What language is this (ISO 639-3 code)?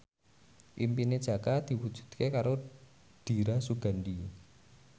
jav